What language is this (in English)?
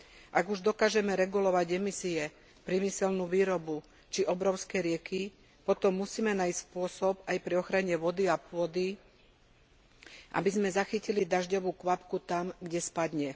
Slovak